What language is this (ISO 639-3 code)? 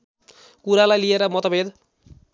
nep